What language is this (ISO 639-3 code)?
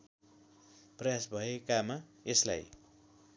nep